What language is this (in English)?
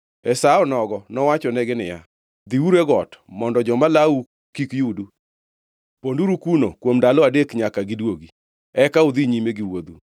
Luo (Kenya and Tanzania)